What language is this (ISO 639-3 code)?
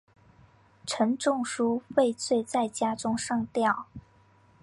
zho